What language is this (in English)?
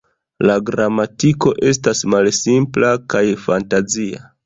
Esperanto